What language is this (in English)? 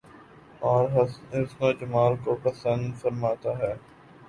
Urdu